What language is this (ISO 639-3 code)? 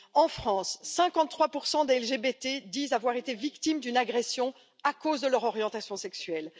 fra